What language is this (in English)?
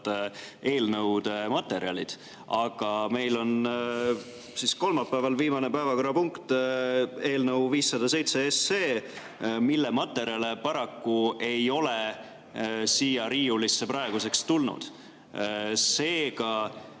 Estonian